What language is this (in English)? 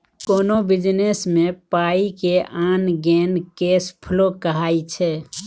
Maithili